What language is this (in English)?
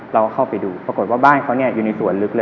Thai